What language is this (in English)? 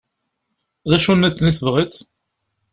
Kabyle